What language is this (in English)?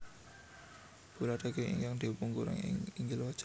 Javanese